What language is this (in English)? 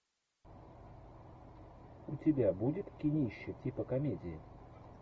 Russian